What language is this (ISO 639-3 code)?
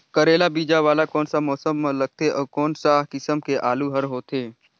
hne